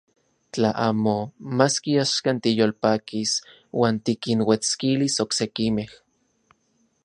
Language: Central Puebla Nahuatl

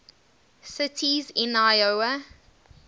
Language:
English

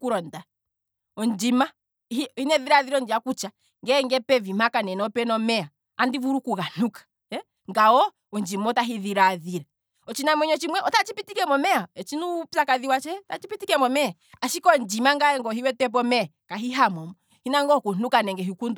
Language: Kwambi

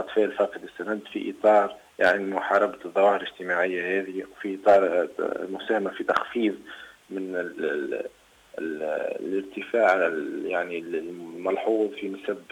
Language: Arabic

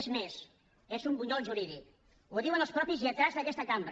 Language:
Catalan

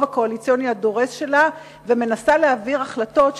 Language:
Hebrew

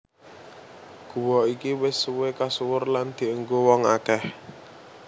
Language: Javanese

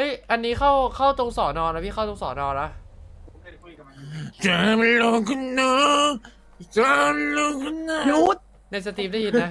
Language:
Thai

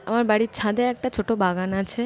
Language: Bangla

